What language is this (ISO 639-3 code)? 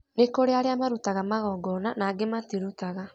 kik